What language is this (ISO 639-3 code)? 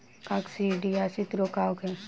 bho